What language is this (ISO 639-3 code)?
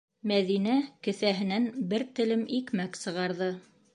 bak